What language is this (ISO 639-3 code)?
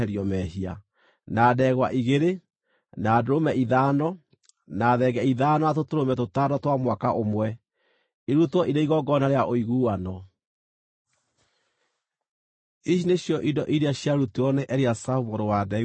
kik